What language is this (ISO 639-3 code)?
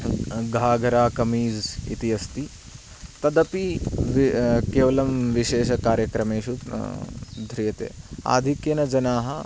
san